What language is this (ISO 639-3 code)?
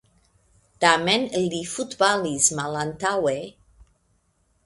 epo